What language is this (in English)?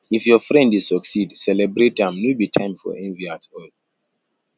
Nigerian Pidgin